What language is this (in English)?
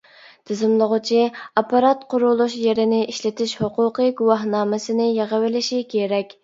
Uyghur